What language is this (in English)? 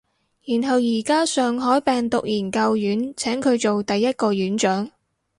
Cantonese